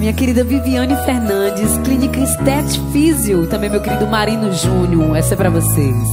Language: Portuguese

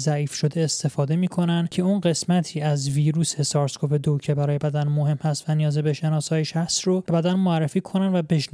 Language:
Persian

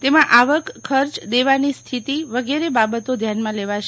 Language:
Gujarati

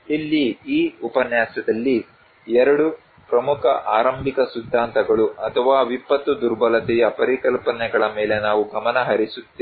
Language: Kannada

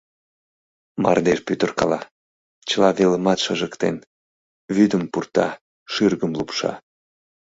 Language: Mari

